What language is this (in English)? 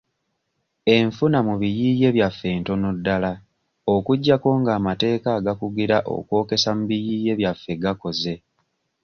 Ganda